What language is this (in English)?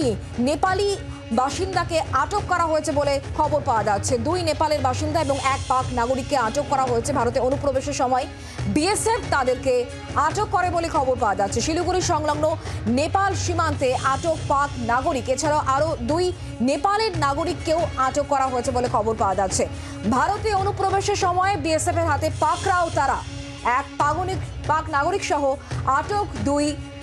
Bangla